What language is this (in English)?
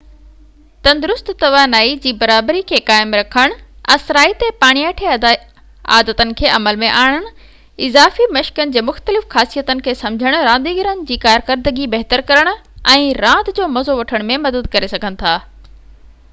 Sindhi